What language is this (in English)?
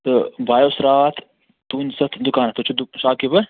Kashmiri